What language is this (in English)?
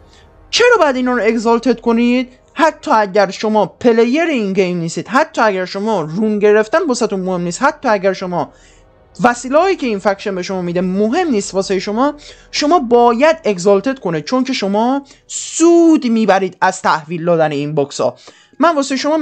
Persian